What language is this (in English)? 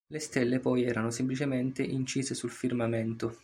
Italian